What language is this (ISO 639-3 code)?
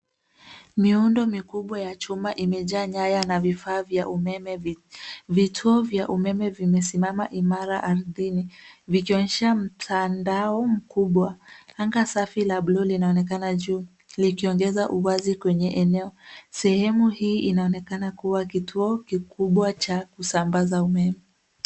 swa